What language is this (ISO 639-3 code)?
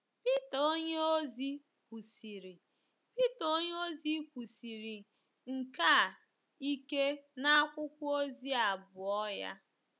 ibo